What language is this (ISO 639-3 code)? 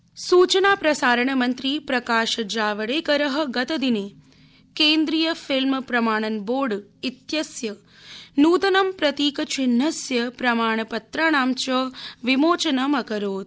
san